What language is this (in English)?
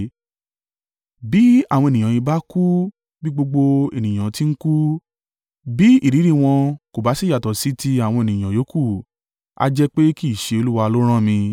Yoruba